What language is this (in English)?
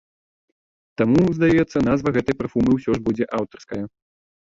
Belarusian